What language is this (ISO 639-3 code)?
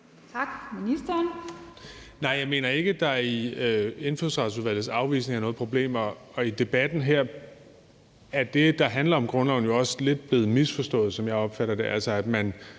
dan